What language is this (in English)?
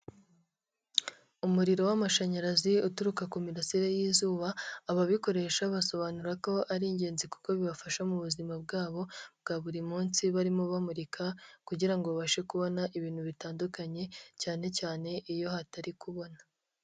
Kinyarwanda